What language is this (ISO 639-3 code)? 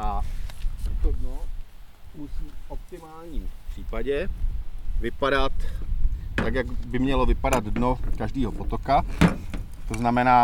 ces